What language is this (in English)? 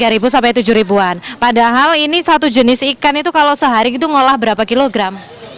Indonesian